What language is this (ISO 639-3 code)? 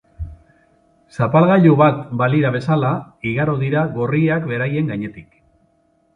eus